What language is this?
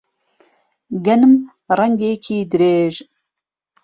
Central Kurdish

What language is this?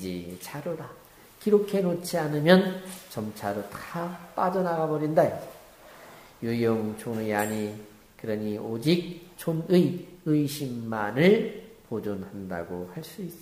Korean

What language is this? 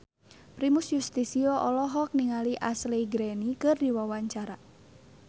Sundanese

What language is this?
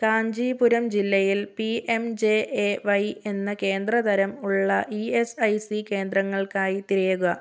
Malayalam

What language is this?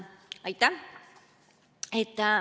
Estonian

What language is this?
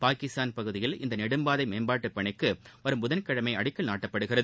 Tamil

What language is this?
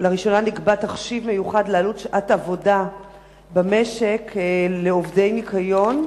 Hebrew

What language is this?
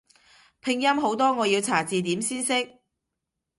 Cantonese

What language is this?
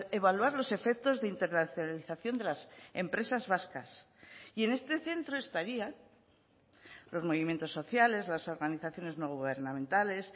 Spanish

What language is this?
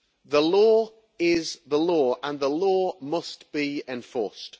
English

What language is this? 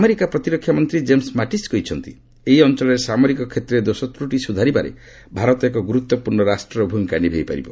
Odia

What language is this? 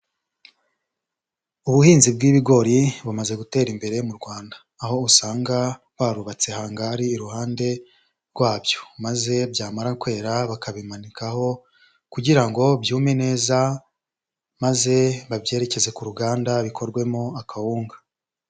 Kinyarwanda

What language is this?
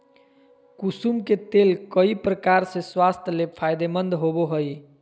Magahi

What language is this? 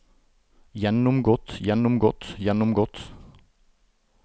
Norwegian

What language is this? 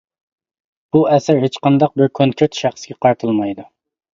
Uyghur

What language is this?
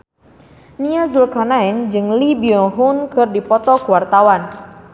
Sundanese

